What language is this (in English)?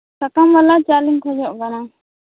Santali